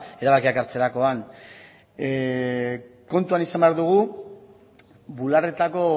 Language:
Basque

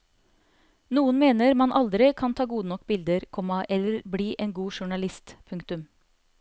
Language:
Norwegian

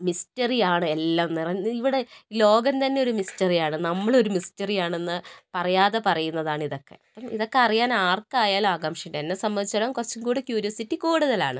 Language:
Malayalam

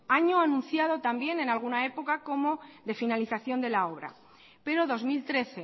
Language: Spanish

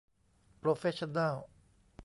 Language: Thai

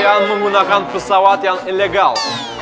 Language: Indonesian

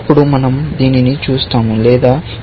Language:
Telugu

